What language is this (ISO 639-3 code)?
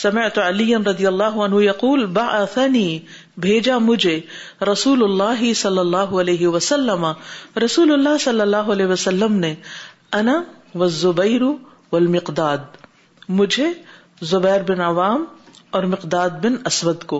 urd